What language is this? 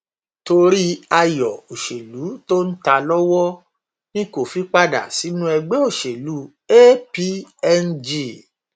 Yoruba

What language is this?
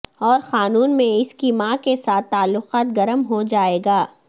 Urdu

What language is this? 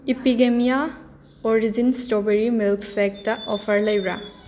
Manipuri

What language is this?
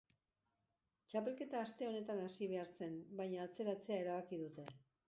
Basque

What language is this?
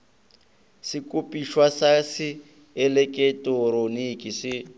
Northern Sotho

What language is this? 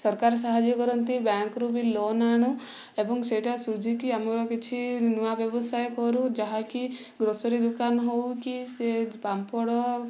Odia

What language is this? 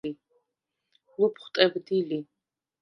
Svan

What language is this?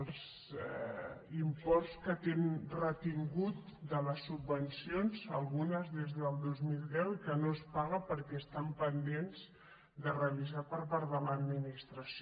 Catalan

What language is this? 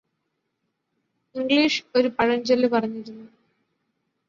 Malayalam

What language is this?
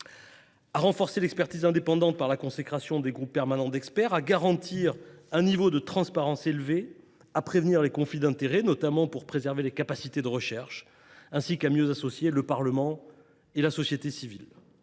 French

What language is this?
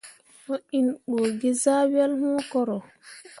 Mundang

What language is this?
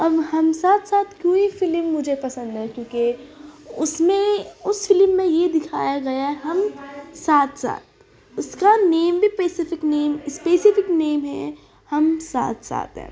Urdu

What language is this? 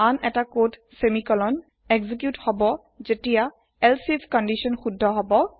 Assamese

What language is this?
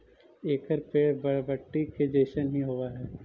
Magahi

